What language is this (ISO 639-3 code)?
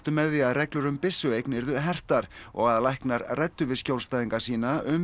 isl